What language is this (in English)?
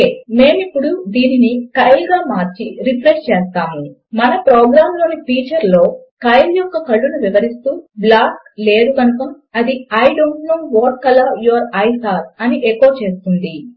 Telugu